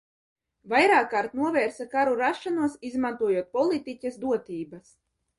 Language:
Latvian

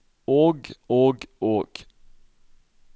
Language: Norwegian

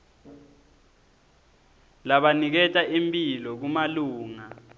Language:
Swati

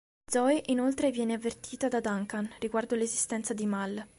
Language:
Italian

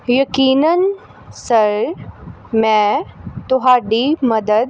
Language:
Punjabi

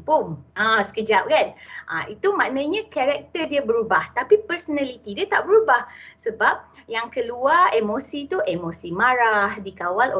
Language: Malay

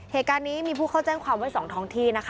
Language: Thai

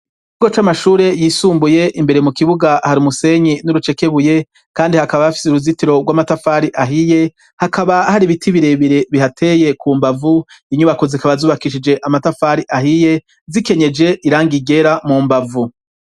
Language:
Rundi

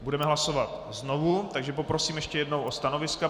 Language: Czech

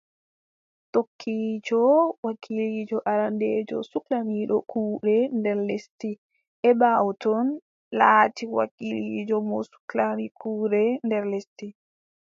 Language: Adamawa Fulfulde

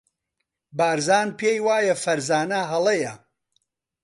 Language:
Central Kurdish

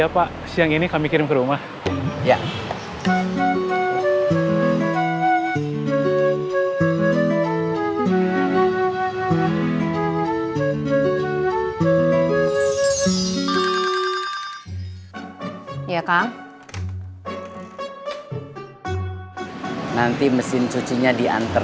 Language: Indonesian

